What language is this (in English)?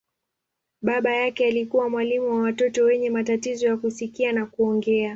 Swahili